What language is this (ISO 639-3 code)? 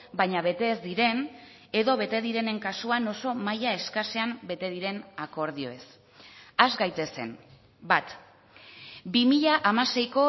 eus